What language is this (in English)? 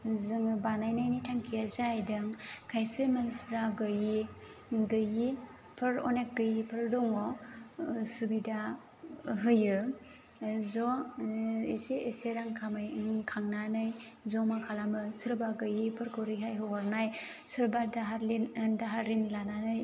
Bodo